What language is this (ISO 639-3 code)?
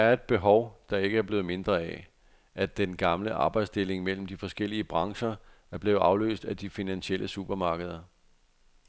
dan